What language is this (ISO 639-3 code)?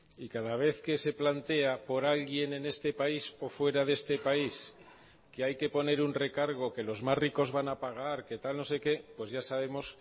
spa